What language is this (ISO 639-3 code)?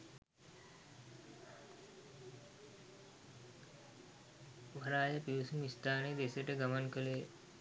sin